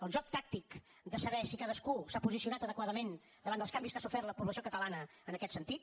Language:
Catalan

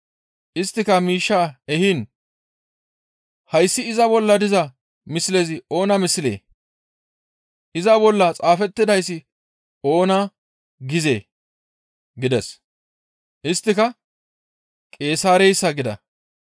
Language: Gamo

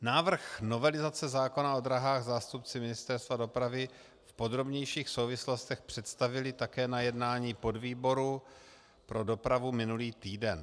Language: Czech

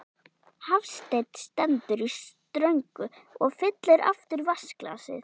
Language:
Icelandic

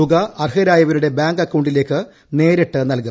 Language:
Malayalam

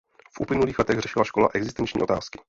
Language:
Czech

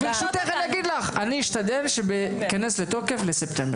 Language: Hebrew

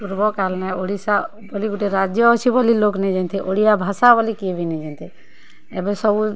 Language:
Odia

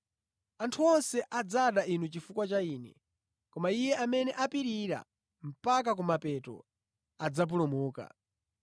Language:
Nyanja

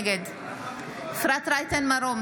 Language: Hebrew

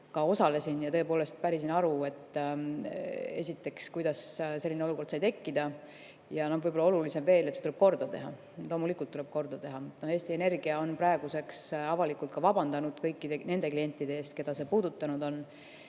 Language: Estonian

